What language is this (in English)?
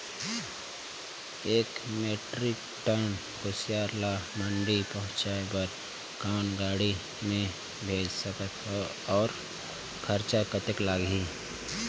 Chhattisgarhi